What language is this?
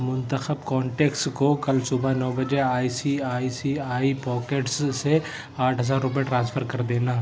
Urdu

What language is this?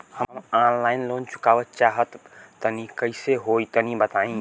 Bhojpuri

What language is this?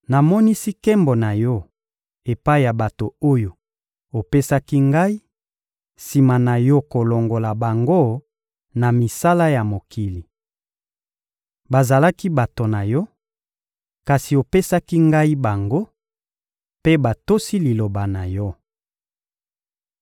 Lingala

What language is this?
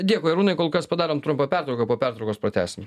Lithuanian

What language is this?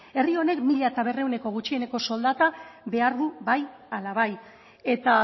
Basque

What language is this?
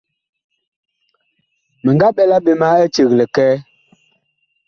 Bakoko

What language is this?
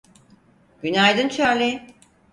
Turkish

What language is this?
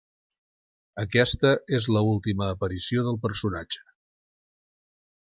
Catalan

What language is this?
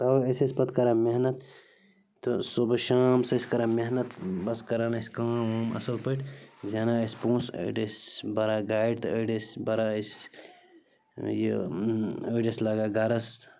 Kashmiri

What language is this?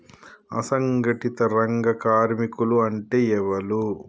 Telugu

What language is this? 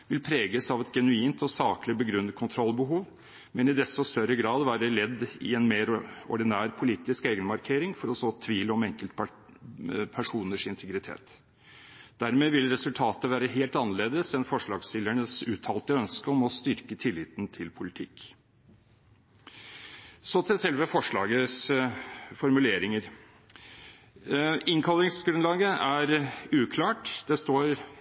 Norwegian Bokmål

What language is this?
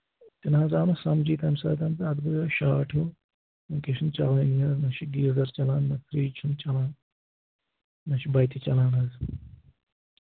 Kashmiri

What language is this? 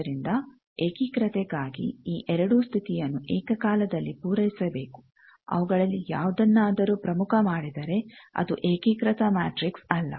Kannada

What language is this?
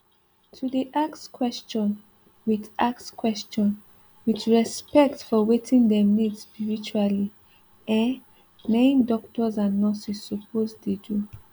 Nigerian Pidgin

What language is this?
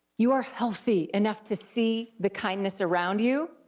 English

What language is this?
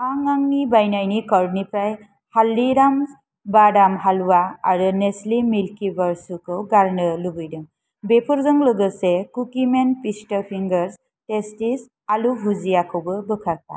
Bodo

